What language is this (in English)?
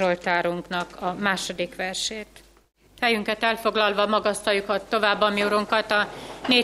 Hungarian